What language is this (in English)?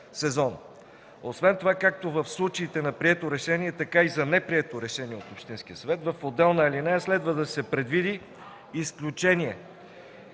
Bulgarian